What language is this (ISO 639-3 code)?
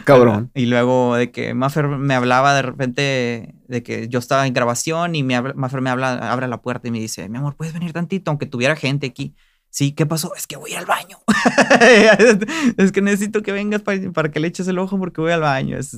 spa